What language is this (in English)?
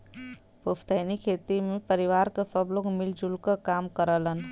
Bhojpuri